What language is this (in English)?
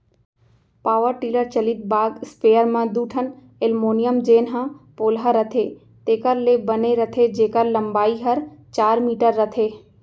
Chhattisgarhi